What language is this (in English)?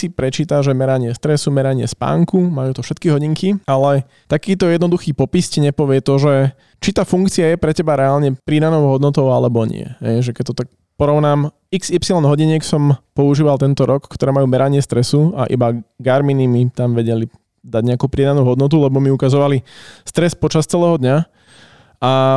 Slovak